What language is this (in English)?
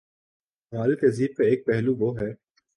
Urdu